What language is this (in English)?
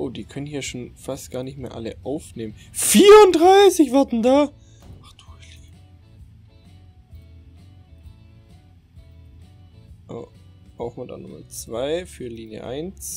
German